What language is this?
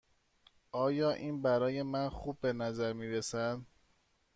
Persian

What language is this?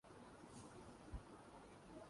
Urdu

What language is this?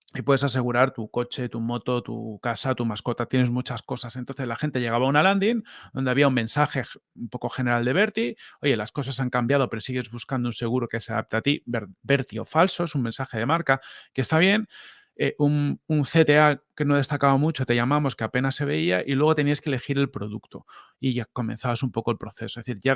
Spanish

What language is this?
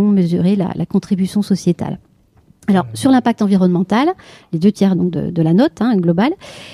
French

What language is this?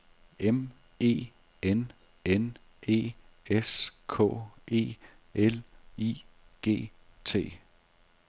Danish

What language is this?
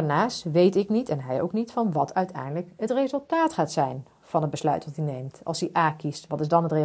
Dutch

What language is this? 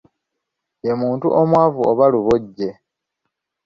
Ganda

